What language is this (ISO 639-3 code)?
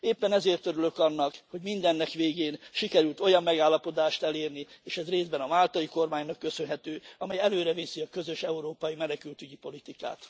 hun